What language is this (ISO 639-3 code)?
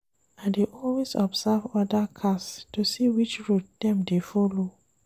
pcm